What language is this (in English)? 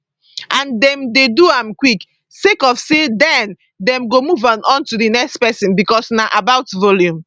Nigerian Pidgin